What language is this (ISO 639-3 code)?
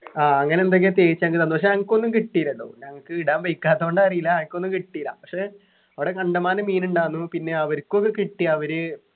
mal